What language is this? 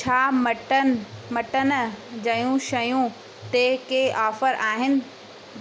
Sindhi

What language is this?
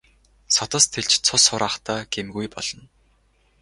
Mongolian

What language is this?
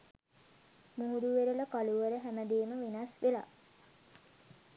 Sinhala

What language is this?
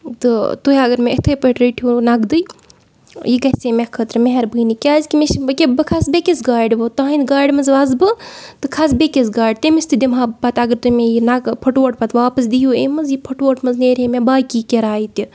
Kashmiri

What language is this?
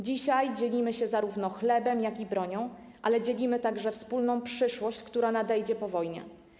Polish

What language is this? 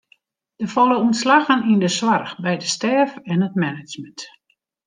Western Frisian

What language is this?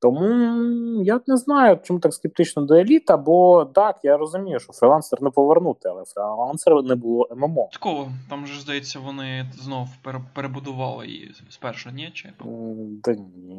Ukrainian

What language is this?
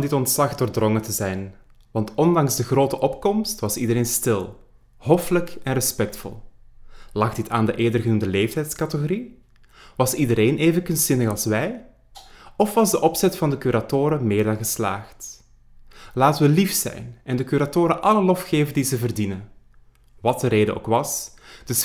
Dutch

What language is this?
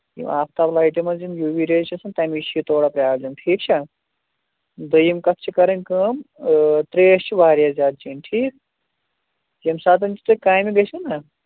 Kashmiri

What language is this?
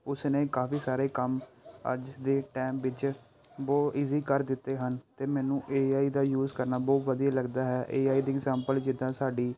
Punjabi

